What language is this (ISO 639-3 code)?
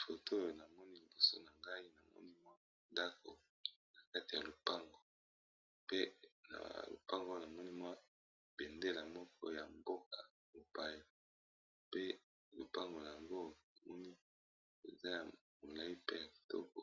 lin